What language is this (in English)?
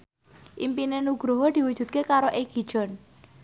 Javanese